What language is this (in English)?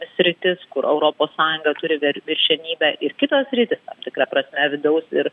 Lithuanian